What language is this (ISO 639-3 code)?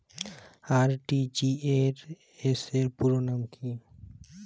ben